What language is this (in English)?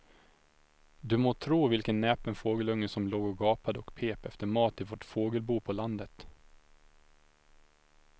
Swedish